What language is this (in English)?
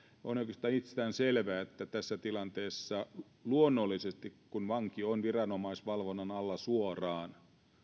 Finnish